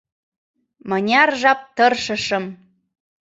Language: Mari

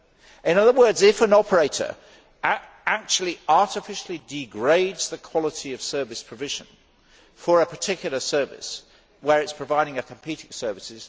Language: English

